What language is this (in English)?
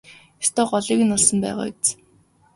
Mongolian